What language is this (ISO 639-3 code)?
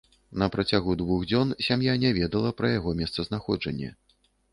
bel